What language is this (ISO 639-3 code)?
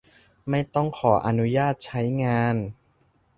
tha